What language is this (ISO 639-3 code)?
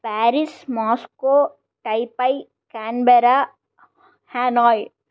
san